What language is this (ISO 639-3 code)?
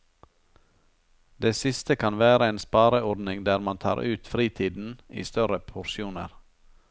nor